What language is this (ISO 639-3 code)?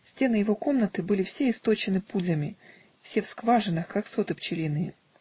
rus